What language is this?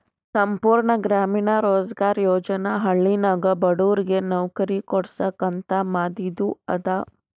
Kannada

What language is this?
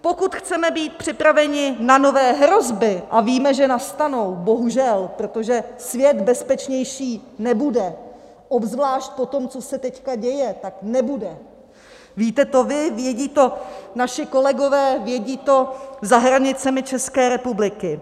Czech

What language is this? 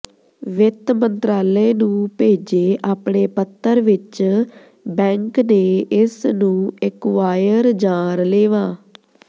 Punjabi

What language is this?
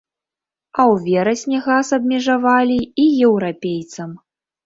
Belarusian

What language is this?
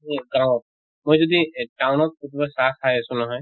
Assamese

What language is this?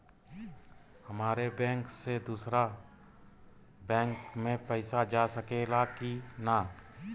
Bhojpuri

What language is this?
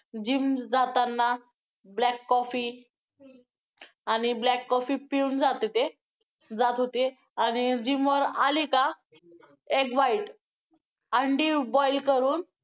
Marathi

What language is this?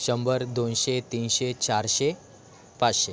Marathi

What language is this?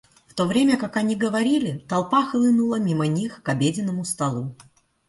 Russian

